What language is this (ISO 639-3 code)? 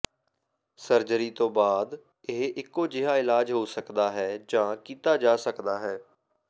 pan